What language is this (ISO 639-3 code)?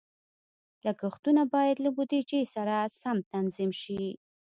pus